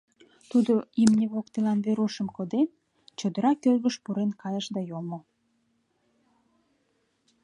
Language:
Mari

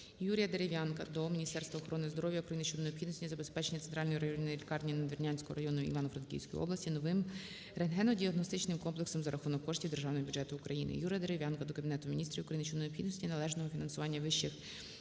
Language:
Ukrainian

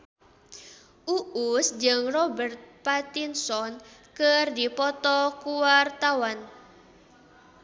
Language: Sundanese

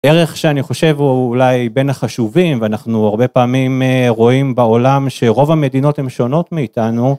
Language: Hebrew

